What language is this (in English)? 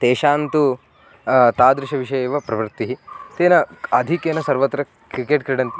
Sanskrit